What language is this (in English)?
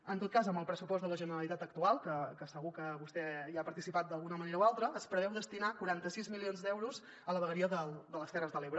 Catalan